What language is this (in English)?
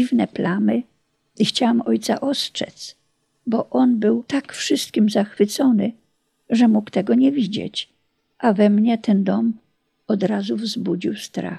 Polish